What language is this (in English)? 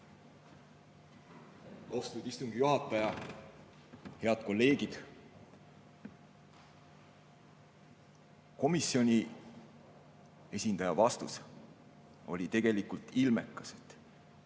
Estonian